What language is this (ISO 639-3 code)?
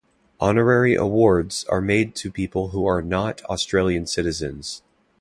eng